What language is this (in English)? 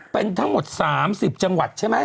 Thai